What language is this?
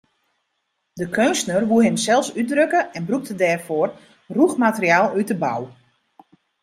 Western Frisian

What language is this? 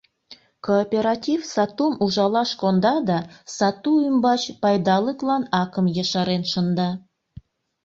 Mari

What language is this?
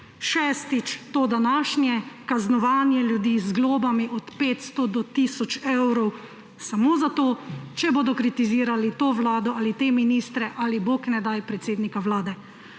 Slovenian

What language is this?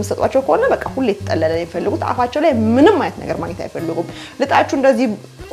Arabic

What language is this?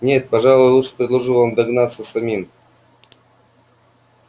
Russian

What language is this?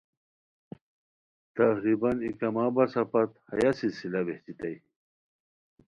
Khowar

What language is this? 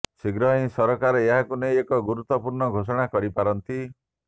Odia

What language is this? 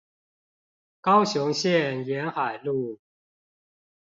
Chinese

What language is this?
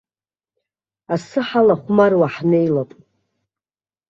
Abkhazian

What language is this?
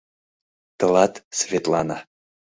Mari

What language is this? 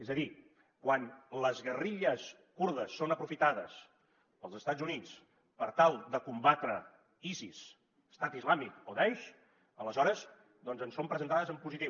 Catalan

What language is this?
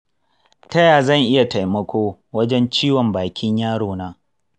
Hausa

